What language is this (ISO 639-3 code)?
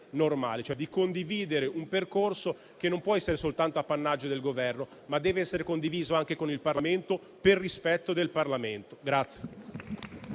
ita